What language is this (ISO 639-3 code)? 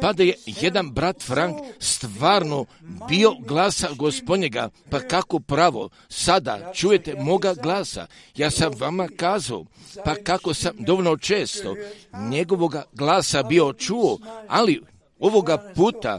hrv